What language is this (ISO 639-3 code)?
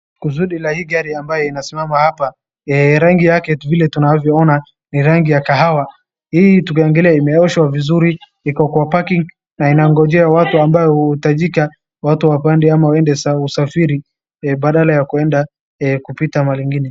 swa